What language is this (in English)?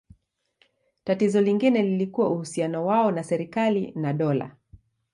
Swahili